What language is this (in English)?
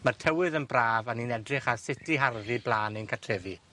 Welsh